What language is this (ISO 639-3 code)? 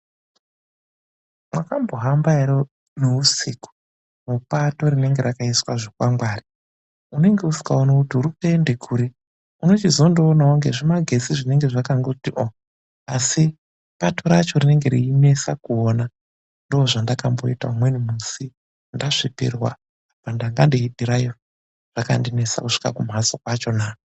ndc